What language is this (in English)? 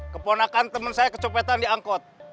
Indonesian